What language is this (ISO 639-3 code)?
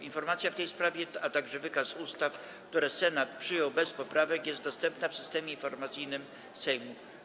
pol